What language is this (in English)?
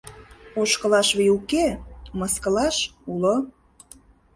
Mari